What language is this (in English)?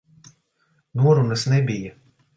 Latvian